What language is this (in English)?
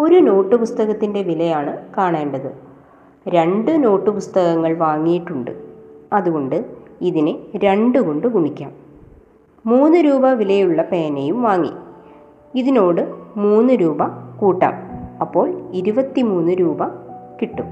Malayalam